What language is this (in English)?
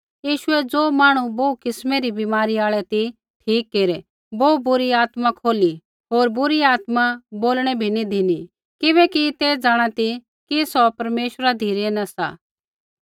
Kullu Pahari